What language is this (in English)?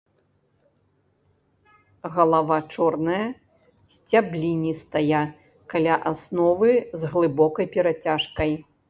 Belarusian